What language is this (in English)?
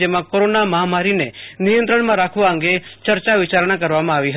Gujarati